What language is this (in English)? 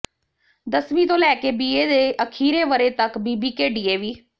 Punjabi